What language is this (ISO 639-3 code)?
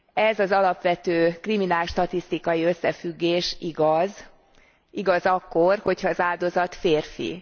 hun